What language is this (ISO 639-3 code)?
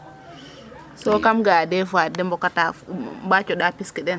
srr